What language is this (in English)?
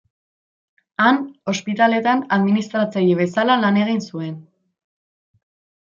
Basque